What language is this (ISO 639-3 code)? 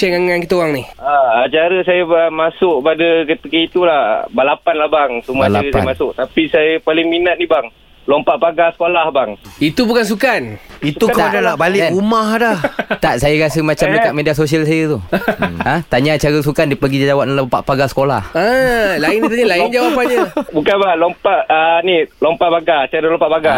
msa